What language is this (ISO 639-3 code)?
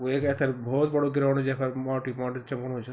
gbm